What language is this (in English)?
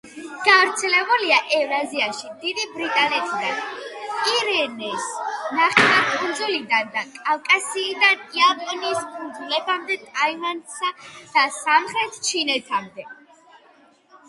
Georgian